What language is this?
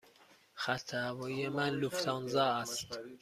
Persian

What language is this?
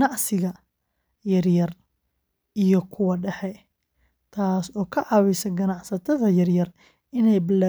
Somali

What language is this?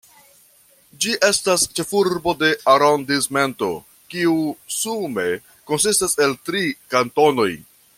Esperanto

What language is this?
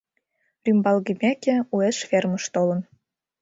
Mari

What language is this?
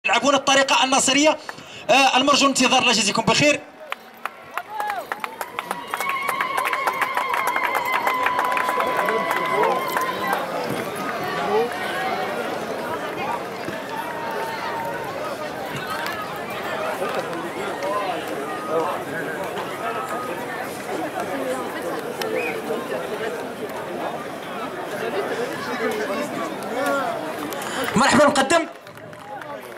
Arabic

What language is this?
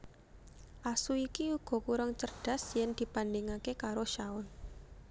Javanese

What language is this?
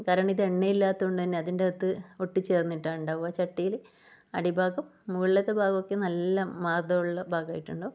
Malayalam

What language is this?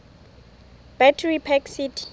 Southern Sotho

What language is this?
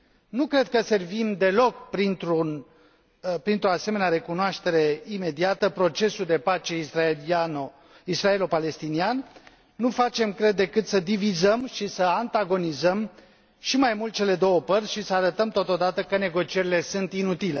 Romanian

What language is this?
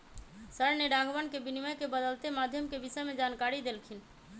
Magahi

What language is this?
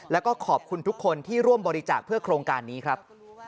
Thai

